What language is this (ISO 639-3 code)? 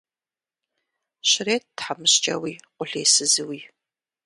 kbd